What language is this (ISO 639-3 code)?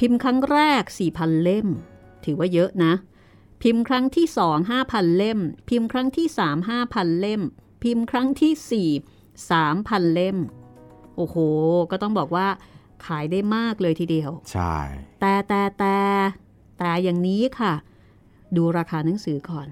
tha